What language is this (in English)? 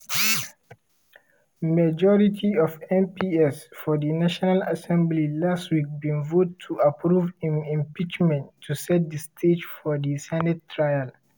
Nigerian Pidgin